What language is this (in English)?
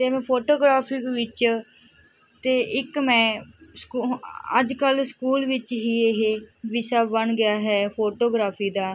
Punjabi